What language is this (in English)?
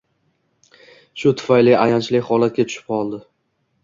Uzbek